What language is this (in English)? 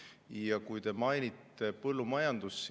Estonian